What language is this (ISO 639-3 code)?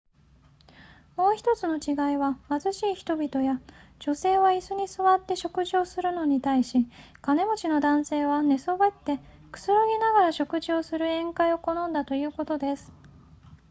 jpn